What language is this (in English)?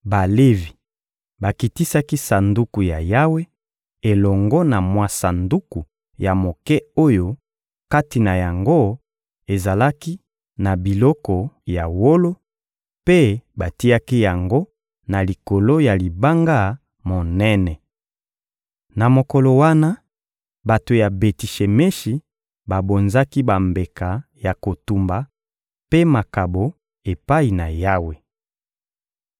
Lingala